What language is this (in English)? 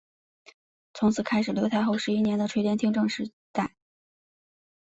Chinese